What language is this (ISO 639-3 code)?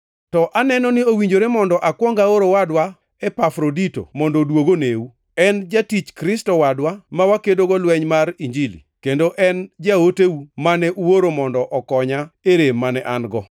luo